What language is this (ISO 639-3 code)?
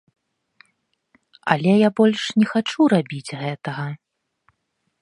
bel